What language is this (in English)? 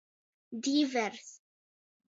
Latgalian